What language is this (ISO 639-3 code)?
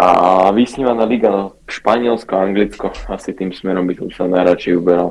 slk